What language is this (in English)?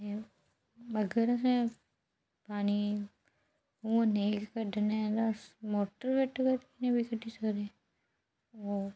Dogri